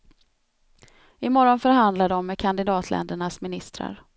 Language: Swedish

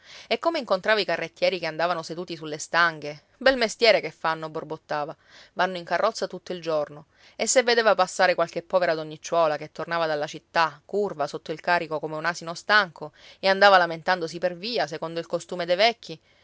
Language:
Italian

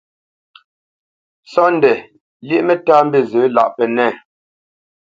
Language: Bamenyam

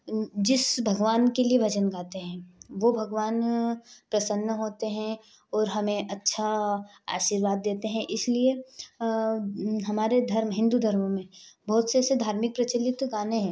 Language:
Hindi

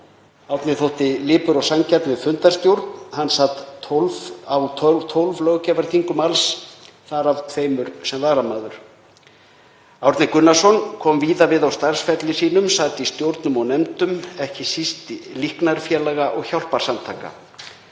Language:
Icelandic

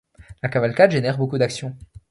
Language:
French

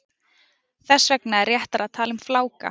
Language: Icelandic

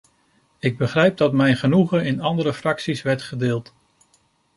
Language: Dutch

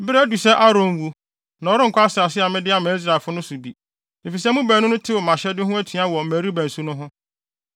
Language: Akan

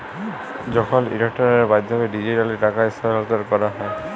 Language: Bangla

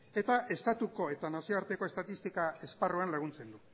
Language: Basque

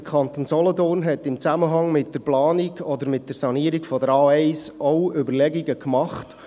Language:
Swiss German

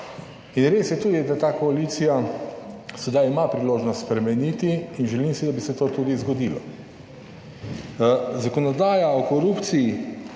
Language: Slovenian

